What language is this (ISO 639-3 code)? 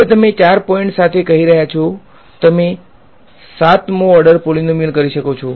guj